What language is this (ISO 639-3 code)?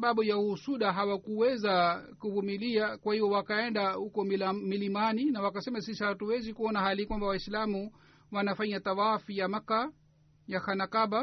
swa